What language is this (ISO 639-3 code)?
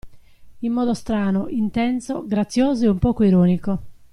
ita